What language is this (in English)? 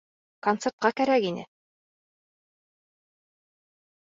Bashkir